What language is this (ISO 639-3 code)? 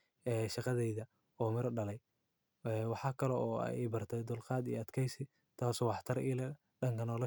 som